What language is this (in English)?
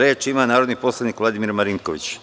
Serbian